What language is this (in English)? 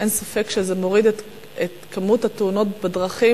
Hebrew